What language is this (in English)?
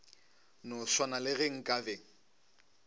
Northern Sotho